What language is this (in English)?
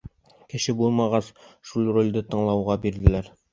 Bashkir